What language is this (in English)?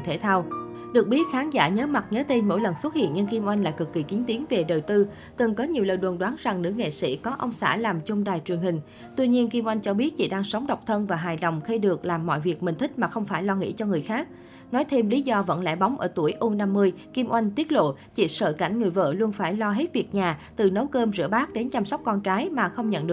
Vietnamese